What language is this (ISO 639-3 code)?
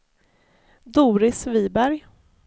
swe